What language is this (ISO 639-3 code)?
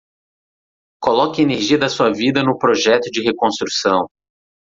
por